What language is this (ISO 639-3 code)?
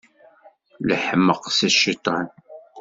kab